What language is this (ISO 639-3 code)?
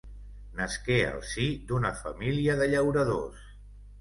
cat